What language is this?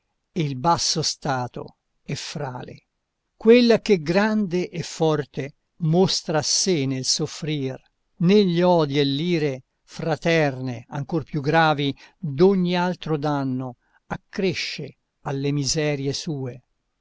Italian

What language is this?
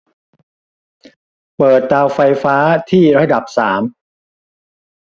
Thai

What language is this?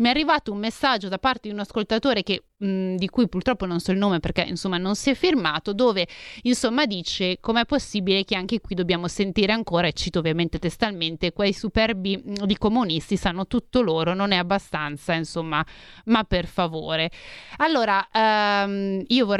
Italian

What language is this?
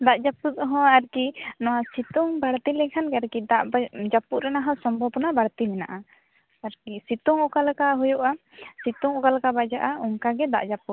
Santali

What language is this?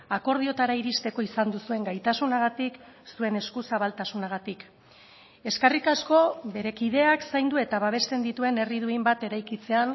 Basque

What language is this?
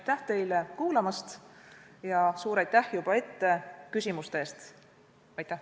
Estonian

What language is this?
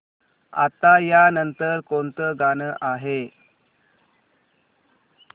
Marathi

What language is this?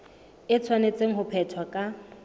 Southern Sotho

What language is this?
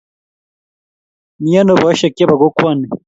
Kalenjin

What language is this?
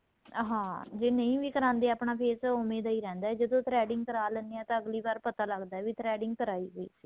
Punjabi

